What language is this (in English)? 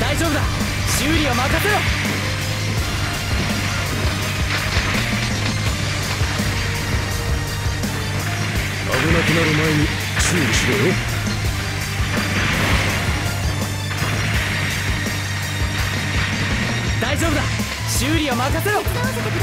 Japanese